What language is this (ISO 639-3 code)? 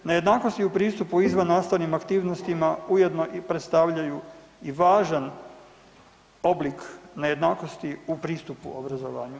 hrv